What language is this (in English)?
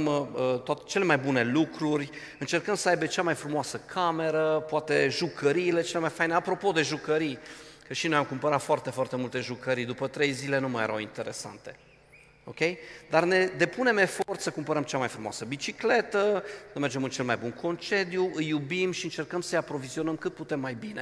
Romanian